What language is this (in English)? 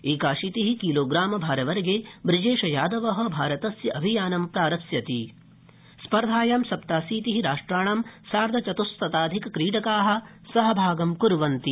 Sanskrit